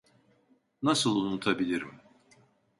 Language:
Turkish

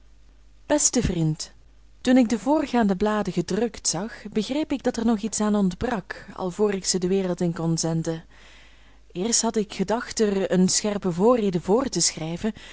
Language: Dutch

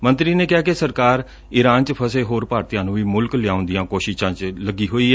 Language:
Punjabi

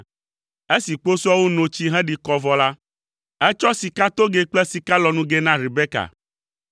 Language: Ewe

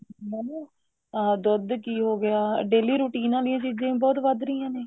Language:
Punjabi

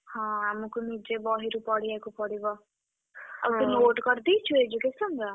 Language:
Odia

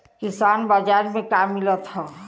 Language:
Bhojpuri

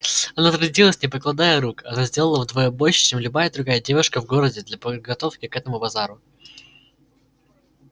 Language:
Russian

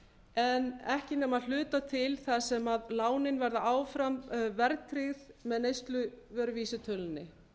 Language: Icelandic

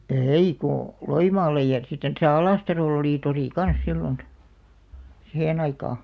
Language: Finnish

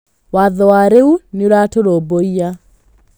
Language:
Kikuyu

